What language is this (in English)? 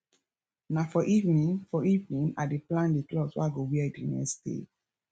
Nigerian Pidgin